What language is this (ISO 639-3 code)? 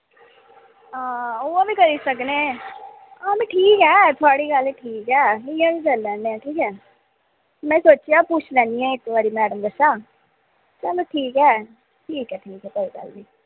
doi